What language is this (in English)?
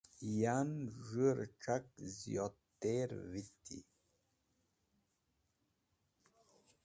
Wakhi